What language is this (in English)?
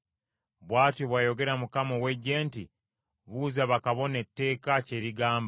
Ganda